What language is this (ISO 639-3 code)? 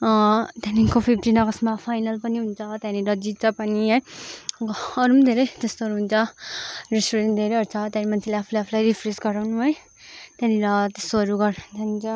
nep